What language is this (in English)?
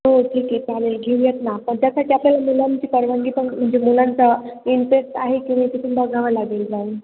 Marathi